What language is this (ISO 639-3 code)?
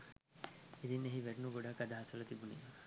sin